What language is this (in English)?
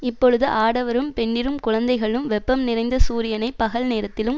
Tamil